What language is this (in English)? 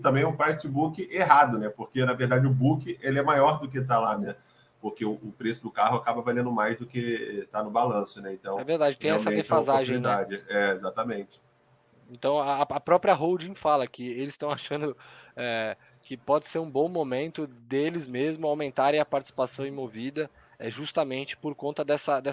Portuguese